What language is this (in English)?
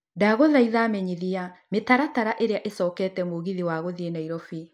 Kikuyu